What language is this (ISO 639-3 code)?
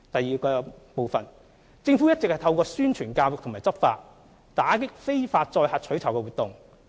yue